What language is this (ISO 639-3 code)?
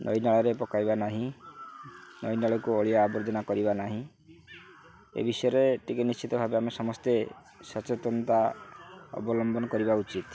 ori